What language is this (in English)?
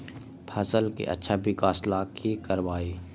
Magahi